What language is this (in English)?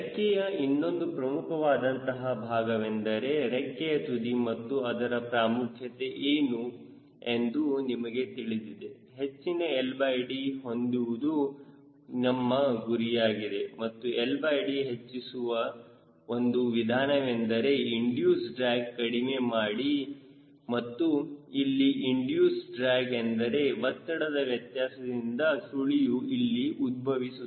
Kannada